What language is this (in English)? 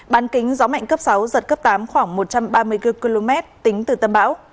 Vietnamese